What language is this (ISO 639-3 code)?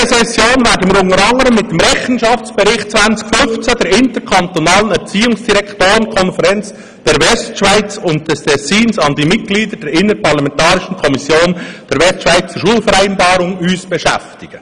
gsw